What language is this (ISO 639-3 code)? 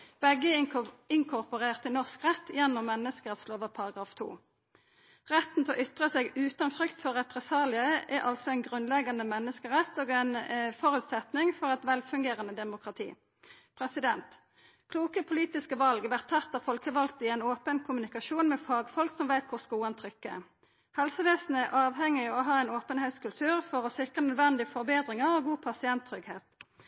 nno